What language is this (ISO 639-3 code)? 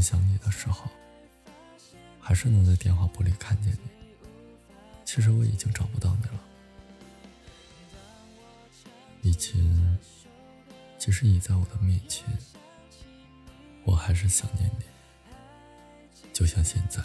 zho